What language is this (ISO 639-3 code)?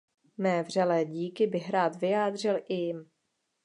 ces